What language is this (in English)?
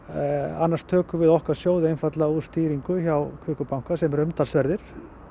Icelandic